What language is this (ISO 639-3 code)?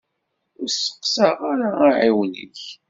kab